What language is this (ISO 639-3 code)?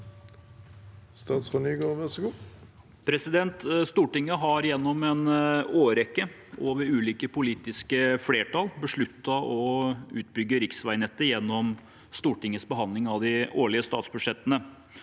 nor